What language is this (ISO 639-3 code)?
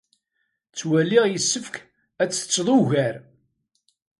kab